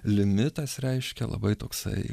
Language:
Lithuanian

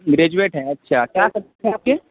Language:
Urdu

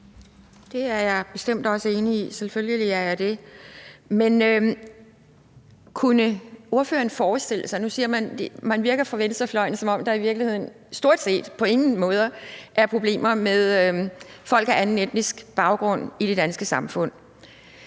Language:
Danish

